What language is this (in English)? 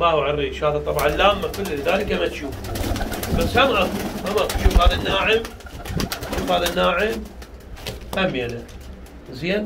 Arabic